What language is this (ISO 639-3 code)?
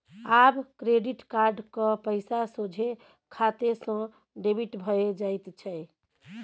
mai